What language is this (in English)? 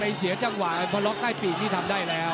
Thai